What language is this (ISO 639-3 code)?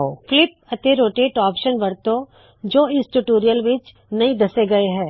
pan